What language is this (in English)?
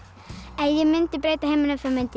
Icelandic